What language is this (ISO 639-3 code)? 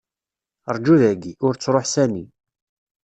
kab